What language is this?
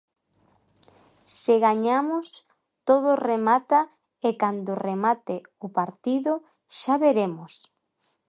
Galician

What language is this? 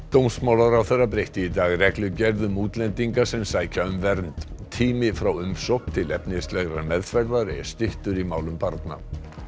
Icelandic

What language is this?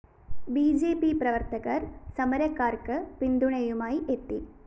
Malayalam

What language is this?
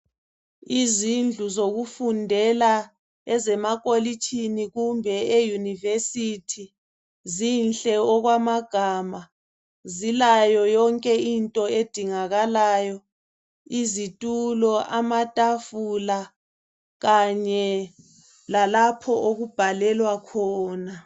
North Ndebele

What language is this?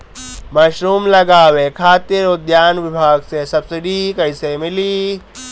Bhojpuri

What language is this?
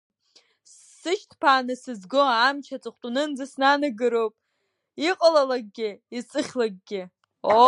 Abkhazian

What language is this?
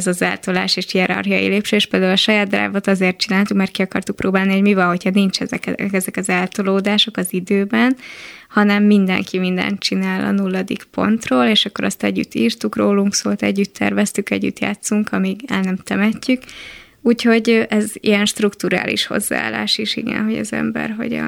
Hungarian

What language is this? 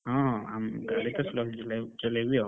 Odia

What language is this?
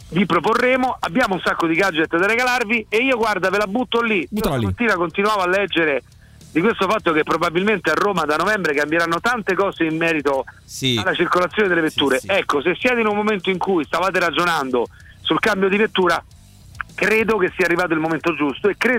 Italian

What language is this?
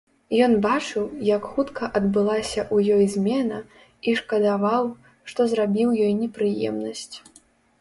Belarusian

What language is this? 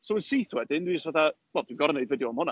Welsh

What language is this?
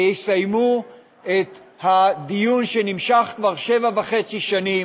Hebrew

